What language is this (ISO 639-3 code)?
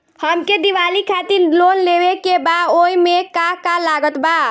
bho